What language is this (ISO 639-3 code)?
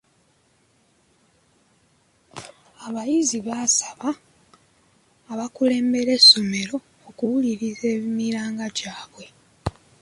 lug